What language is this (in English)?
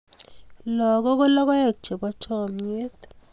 Kalenjin